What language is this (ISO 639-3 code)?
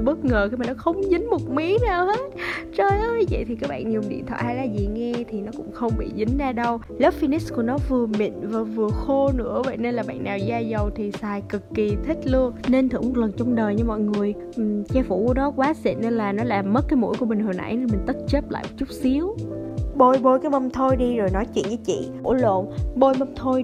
vie